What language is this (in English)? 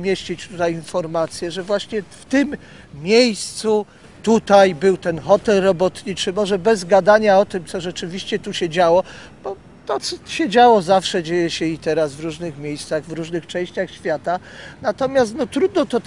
Polish